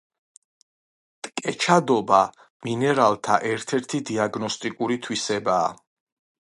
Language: Georgian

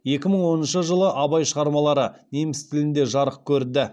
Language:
Kazakh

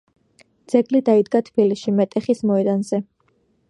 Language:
Georgian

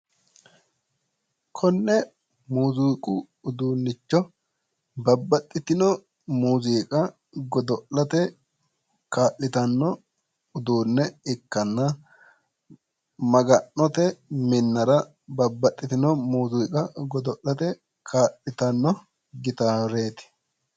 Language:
Sidamo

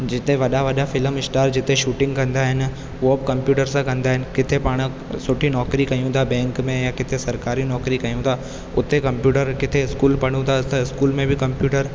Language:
Sindhi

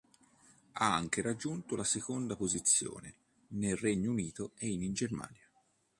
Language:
Italian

